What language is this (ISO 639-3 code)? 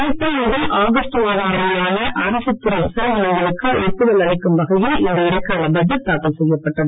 tam